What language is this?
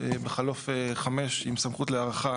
Hebrew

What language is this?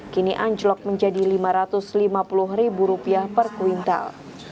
Indonesian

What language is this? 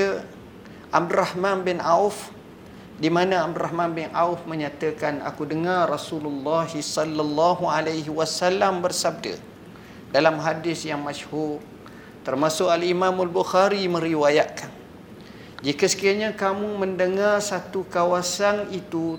Malay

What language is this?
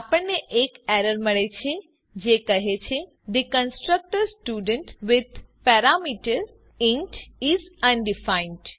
Gujarati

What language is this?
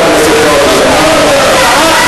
Hebrew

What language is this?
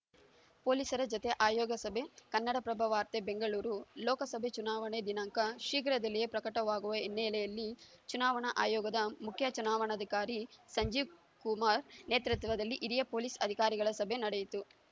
Kannada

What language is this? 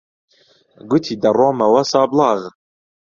Central Kurdish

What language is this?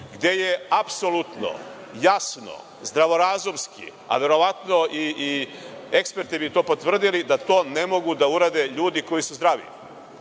Serbian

